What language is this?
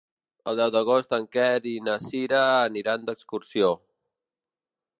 Catalan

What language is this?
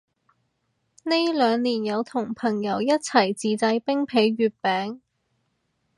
Cantonese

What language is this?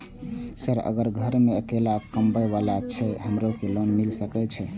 Maithili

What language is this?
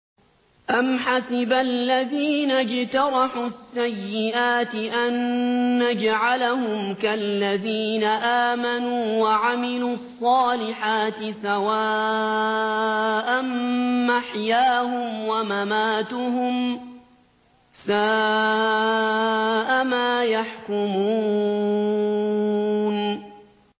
Arabic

